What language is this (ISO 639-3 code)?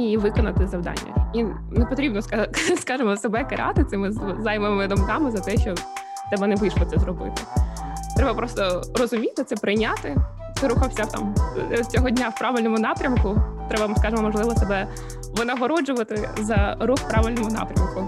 ukr